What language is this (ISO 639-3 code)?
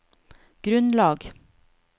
nor